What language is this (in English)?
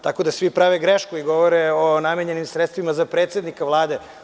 Serbian